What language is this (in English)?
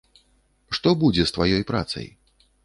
Belarusian